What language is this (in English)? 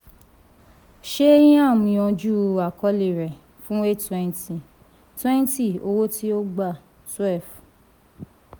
Yoruba